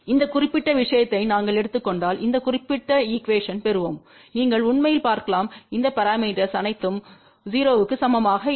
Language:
Tamil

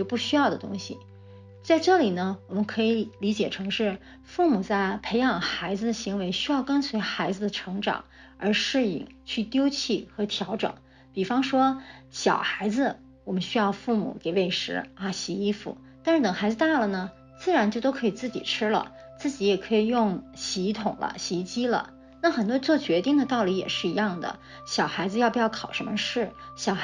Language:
Chinese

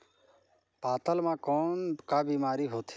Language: Chhattisgarhi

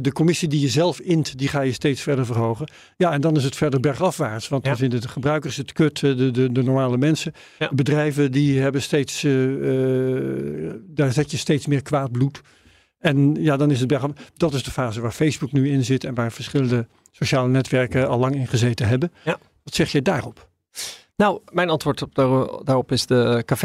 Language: Dutch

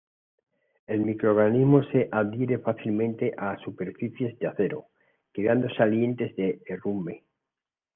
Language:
Spanish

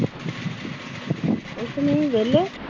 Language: Punjabi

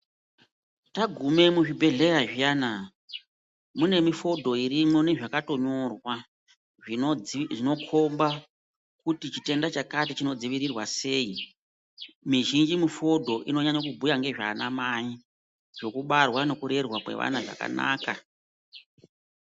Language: Ndau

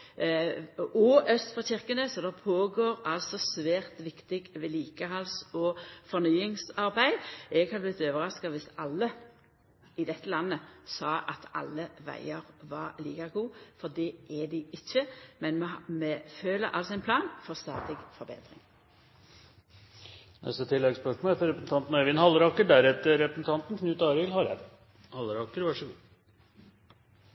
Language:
Norwegian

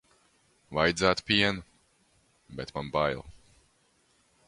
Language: Latvian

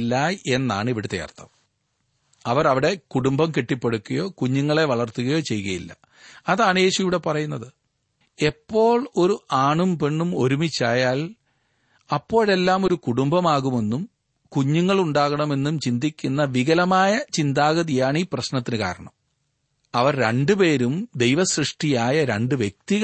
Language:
Malayalam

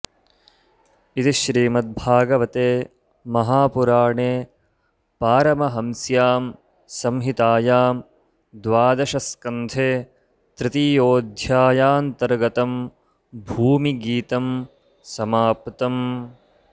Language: Sanskrit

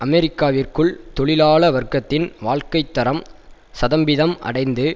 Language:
Tamil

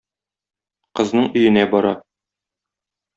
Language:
Tatar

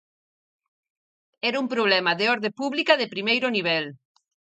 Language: Galician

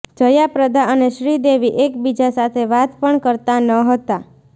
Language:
Gujarati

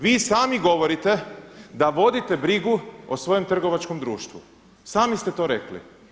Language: Croatian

